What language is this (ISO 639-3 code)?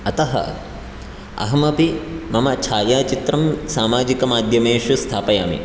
san